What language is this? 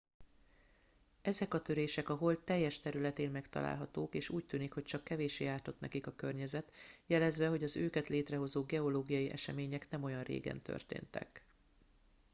Hungarian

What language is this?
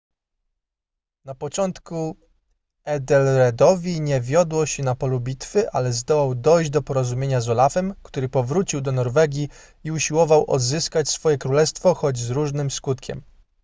Polish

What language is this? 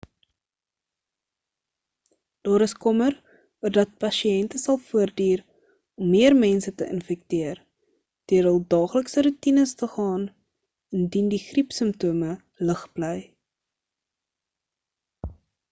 Afrikaans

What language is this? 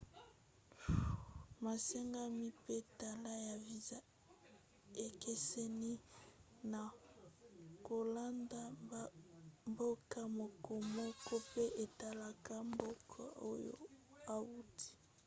Lingala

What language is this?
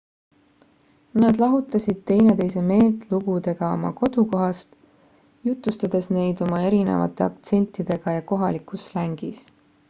Estonian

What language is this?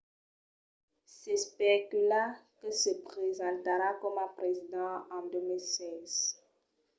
Occitan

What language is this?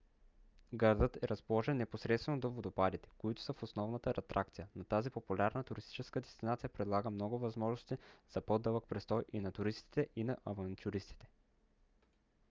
Bulgarian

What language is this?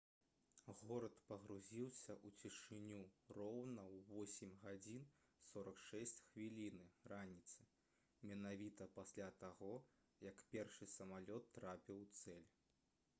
Belarusian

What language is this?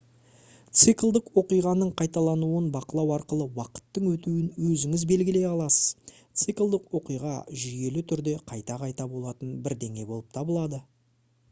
Kazakh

